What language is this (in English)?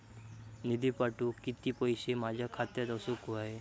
Marathi